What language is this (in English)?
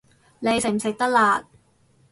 Cantonese